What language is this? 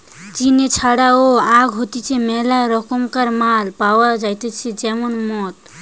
Bangla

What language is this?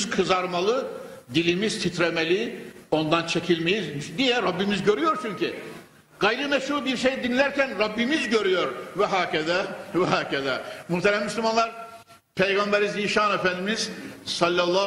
Turkish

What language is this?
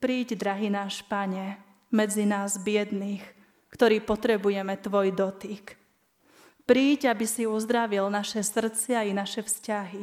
Slovak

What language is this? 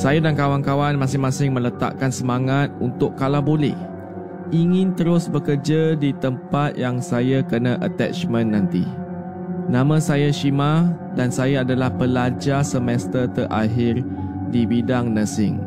Malay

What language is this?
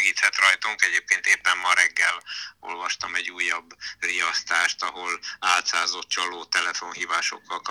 Hungarian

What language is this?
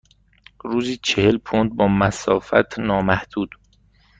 Persian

